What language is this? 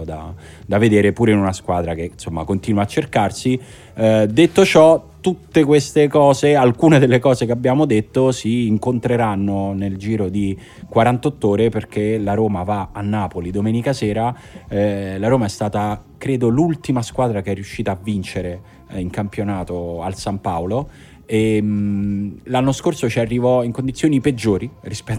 Italian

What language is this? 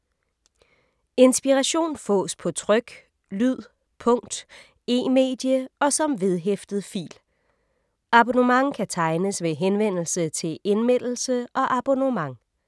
Danish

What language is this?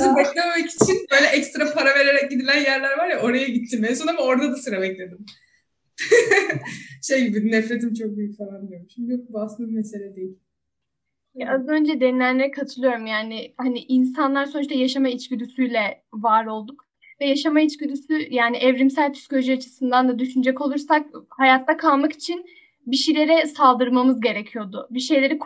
Turkish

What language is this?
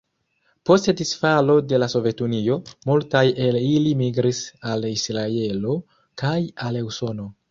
Esperanto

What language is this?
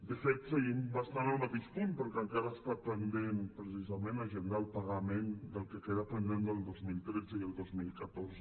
Catalan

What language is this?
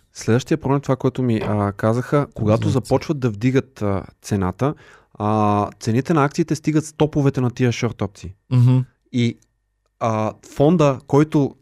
Bulgarian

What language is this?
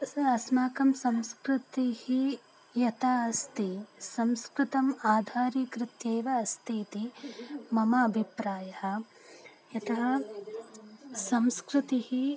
Sanskrit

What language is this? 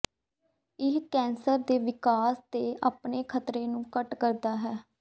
Punjabi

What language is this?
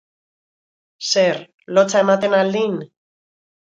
Basque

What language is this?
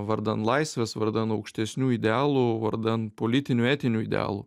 Lithuanian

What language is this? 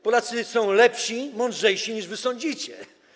Polish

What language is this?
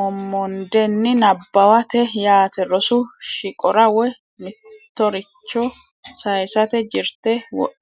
Sidamo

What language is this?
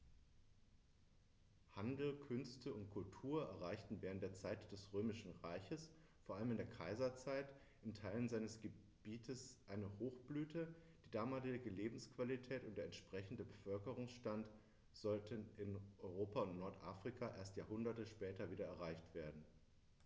German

